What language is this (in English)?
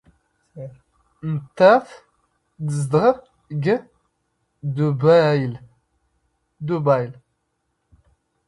Standard Moroccan Tamazight